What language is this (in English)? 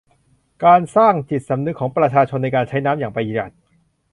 Thai